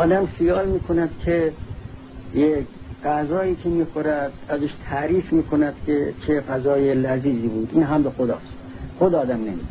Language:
Persian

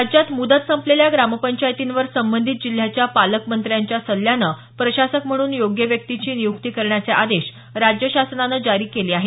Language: Marathi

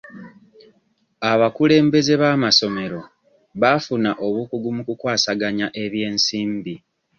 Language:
Ganda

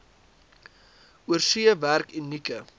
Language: Afrikaans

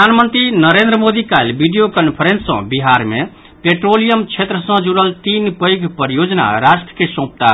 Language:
Maithili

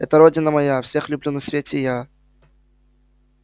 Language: Russian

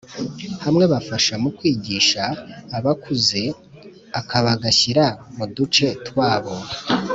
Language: Kinyarwanda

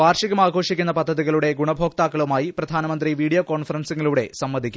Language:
Malayalam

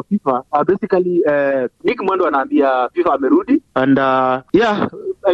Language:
Swahili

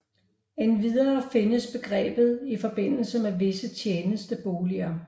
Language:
Danish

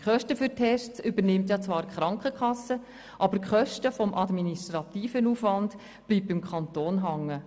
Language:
Swiss German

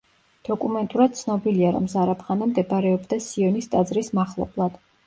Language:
Georgian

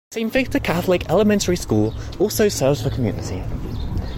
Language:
English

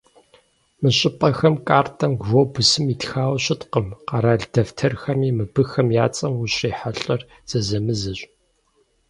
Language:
Kabardian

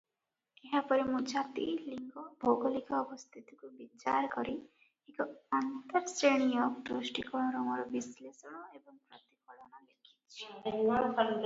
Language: Odia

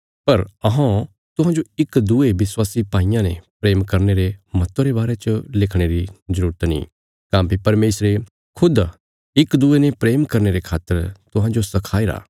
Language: Bilaspuri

